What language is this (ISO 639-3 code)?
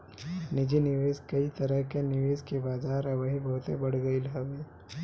bho